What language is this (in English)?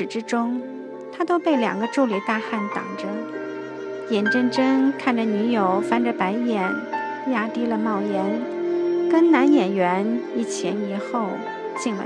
Chinese